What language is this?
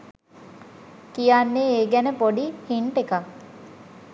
Sinhala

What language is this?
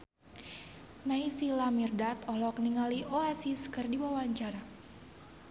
Sundanese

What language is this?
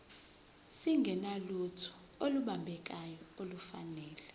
Zulu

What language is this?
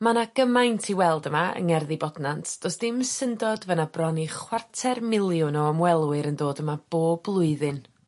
Welsh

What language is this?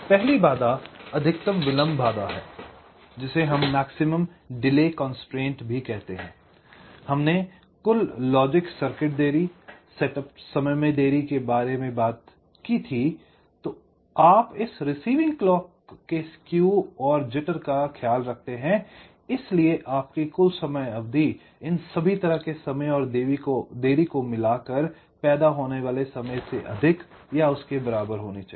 Hindi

